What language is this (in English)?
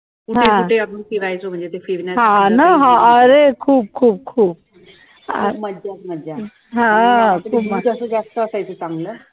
Marathi